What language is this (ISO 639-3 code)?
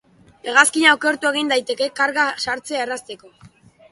eus